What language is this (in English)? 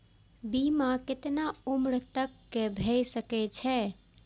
Maithili